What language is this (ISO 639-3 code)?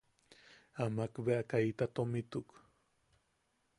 yaq